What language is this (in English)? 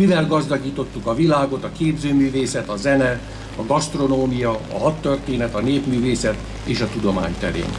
Hungarian